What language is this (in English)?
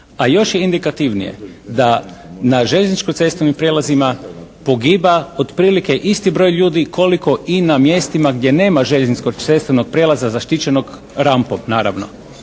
Croatian